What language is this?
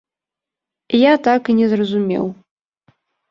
Belarusian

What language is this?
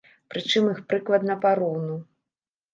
Belarusian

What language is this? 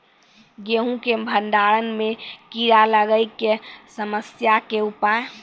Maithili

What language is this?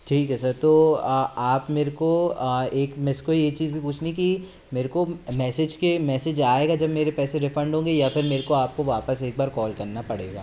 Hindi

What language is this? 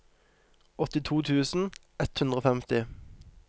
Norwegian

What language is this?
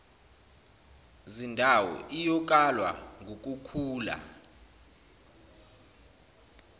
Zulu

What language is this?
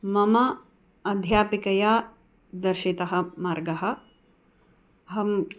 Sanskrit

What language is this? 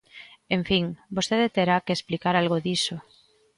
Galician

